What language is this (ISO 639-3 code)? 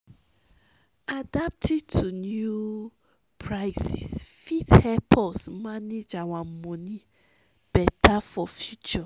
pcm